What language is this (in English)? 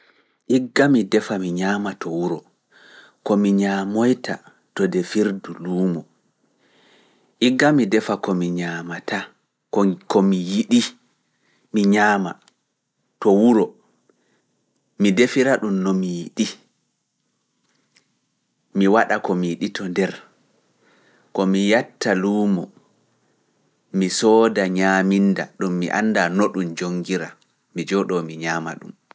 Fula